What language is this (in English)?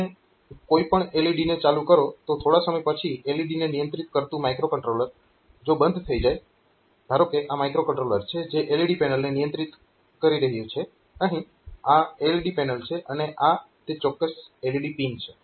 Gujarati